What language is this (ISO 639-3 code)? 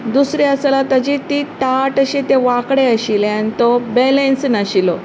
kok